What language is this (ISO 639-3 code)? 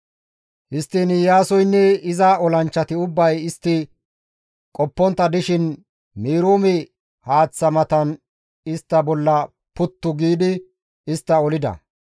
gmv